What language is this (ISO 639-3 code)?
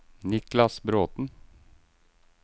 nor